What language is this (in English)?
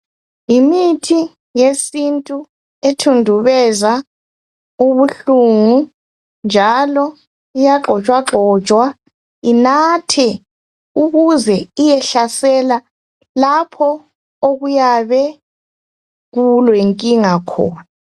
North Ndebele